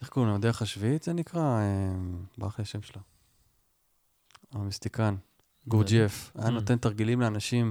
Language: Hebrew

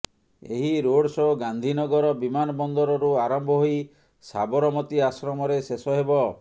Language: Odia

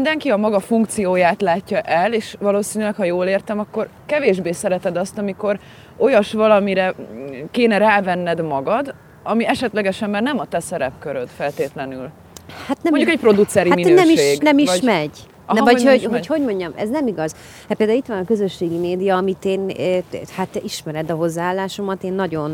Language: Hungarian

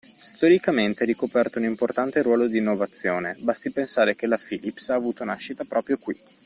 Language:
Italian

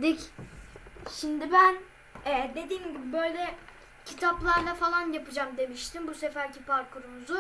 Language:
Turkish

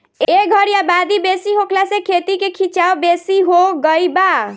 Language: Bhojpuri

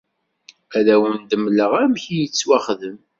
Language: Kabyle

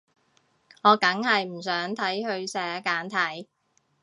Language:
Cantonese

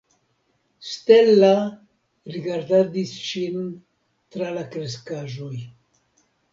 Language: Esperanto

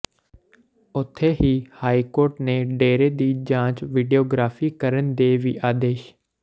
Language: Punjabi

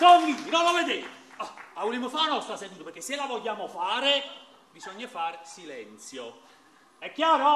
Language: Italian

